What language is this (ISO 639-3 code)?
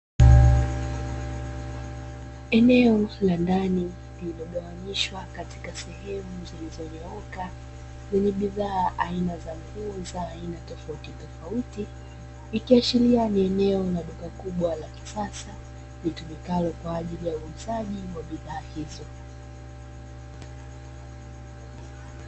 swa